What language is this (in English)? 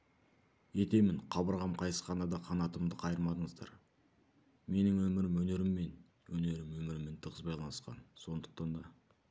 Kazakh